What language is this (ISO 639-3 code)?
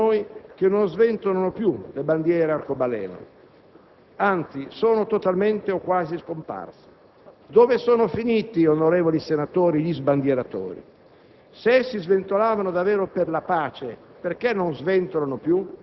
ita